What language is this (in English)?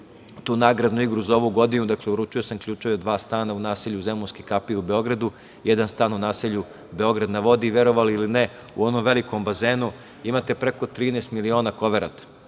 Serbian